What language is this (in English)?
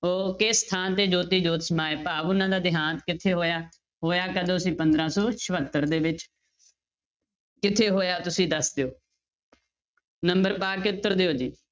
Punjabi